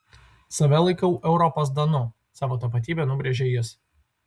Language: Lithuanian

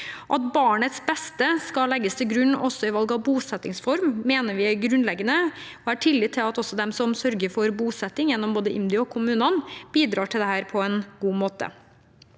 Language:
Norwegian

